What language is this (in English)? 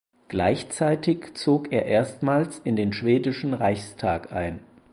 German